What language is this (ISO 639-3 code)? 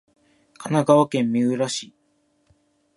jpn